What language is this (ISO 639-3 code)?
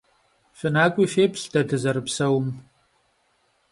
kbd